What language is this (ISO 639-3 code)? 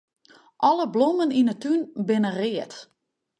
fry